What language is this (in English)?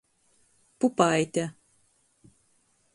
Latgalian